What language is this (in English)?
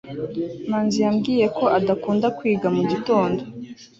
Kinyarwanda